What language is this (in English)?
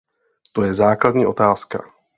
Czech